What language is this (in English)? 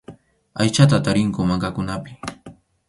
Arequipa-La Unión Quechua